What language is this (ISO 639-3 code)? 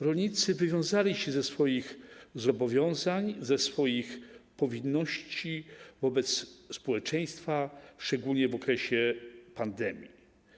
pol